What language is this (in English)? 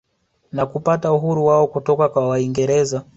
Swahili